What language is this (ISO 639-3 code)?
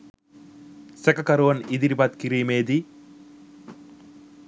sin